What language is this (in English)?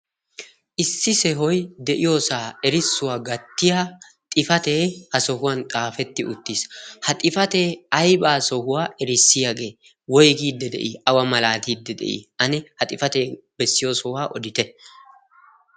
Wolaytta